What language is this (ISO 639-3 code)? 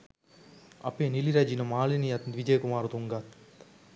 sin